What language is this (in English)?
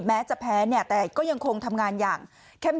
Thai